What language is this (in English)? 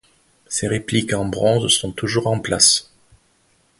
French